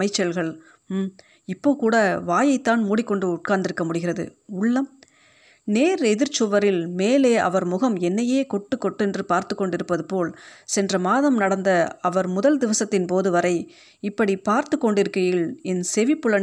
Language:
Tamil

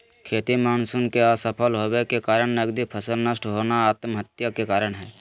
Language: Magahi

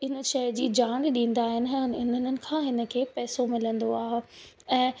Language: Sindhi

